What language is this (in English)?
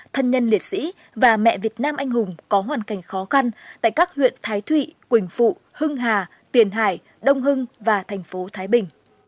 Vietnamese